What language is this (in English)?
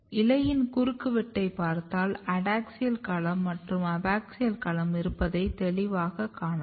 Tamil